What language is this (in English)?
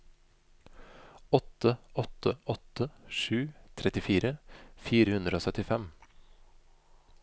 Norwegian